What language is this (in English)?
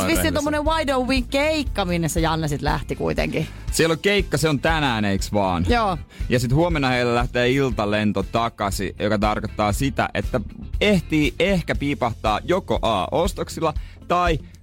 Finnish